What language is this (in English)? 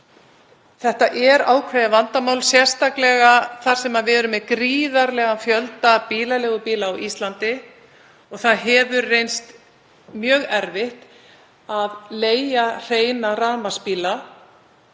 Icelandic